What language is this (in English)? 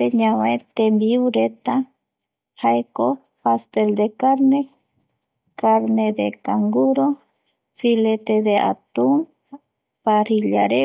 Eastern Bolivian Guaraní